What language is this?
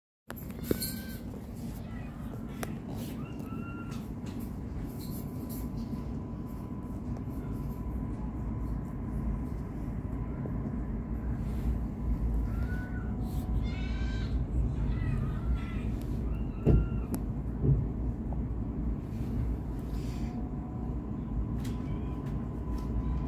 Thai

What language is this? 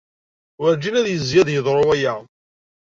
Kabyle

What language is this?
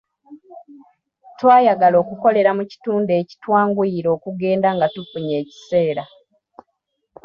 Ganda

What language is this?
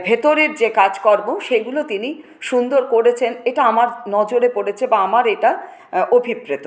Bangla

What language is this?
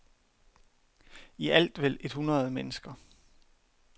Danish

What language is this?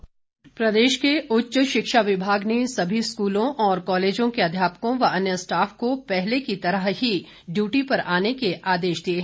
Hindi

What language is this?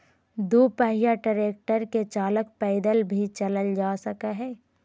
Magahi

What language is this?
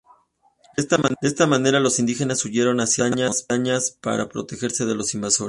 Spanish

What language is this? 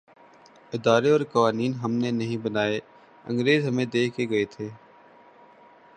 Urdu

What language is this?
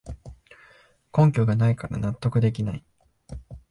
Japanese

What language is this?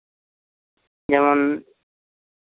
Santali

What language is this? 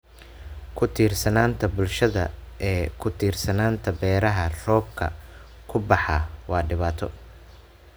Somali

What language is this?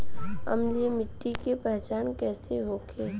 Bhojpuri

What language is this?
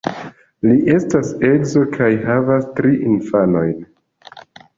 Esperanto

